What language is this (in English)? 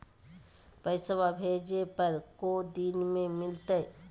Magahi